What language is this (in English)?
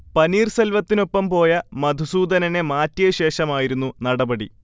Malayalam